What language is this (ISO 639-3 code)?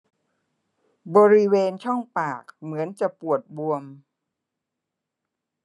tha